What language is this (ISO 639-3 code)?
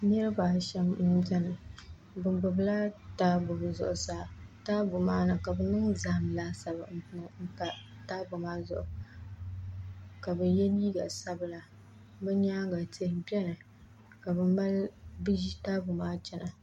dag